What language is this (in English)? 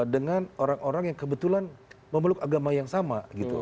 Indonesian